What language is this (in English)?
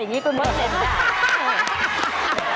Thai